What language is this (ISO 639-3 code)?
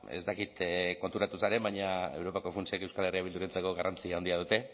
eus